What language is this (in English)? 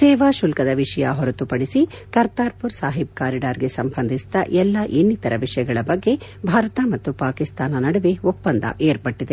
Kannada